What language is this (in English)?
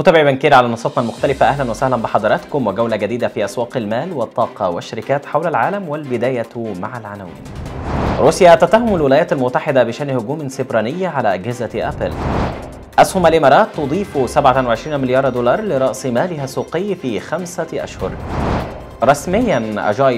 Arabic